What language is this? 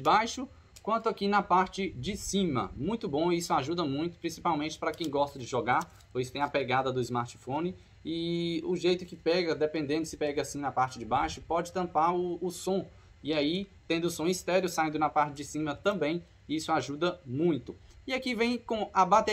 Portuguese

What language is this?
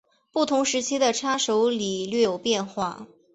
Chinese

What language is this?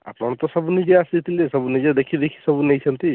Odia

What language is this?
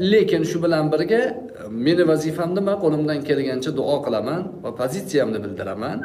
Turkish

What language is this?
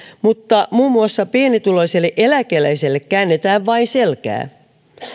Finnish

